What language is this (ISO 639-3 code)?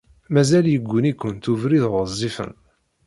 kab